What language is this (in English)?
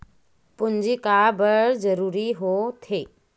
Chhattisgarhi